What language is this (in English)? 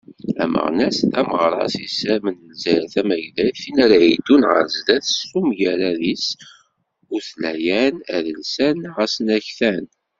Kabyle